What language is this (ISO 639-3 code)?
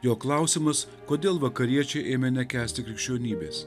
lit